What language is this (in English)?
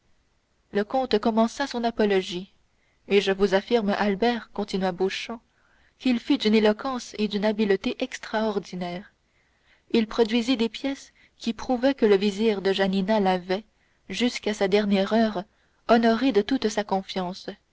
French